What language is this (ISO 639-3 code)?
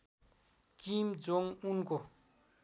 nep